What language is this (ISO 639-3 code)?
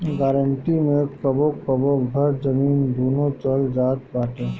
bho